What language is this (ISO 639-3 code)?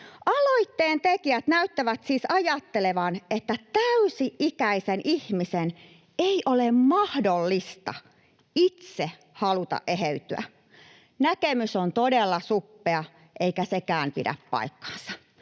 fin